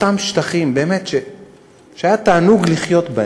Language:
Hebrew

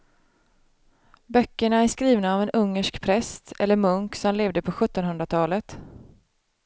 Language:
Swedish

